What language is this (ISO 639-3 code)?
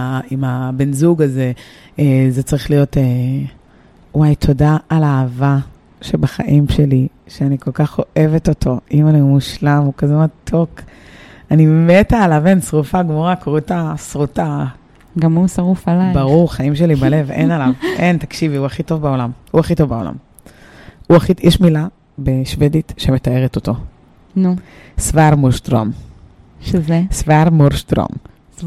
heb